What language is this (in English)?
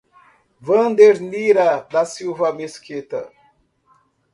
Portuguese